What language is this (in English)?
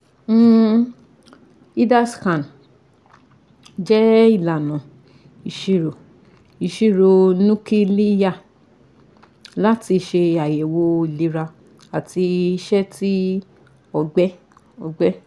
Yoruba